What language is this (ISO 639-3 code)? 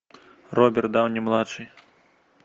rus